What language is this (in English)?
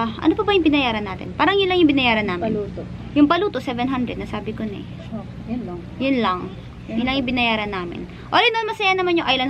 Filipino